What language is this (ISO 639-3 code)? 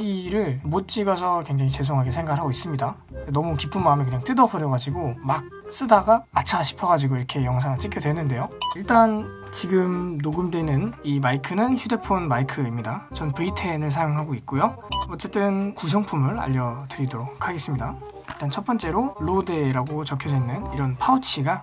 kor